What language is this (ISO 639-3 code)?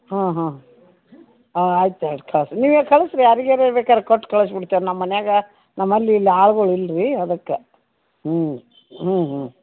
kan